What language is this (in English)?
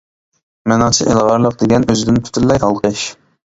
Uyghur